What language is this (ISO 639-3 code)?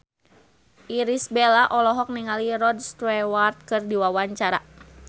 sun